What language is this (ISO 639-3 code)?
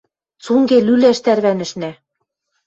mrj